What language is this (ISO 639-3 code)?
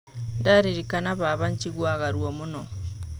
kik